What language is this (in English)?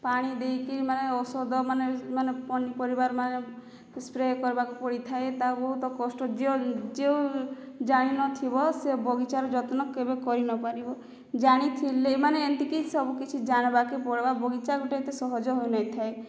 Odia